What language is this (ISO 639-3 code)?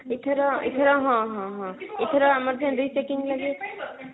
ori